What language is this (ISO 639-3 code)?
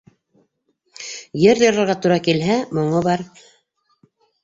bak